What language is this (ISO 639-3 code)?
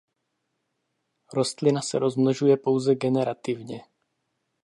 ces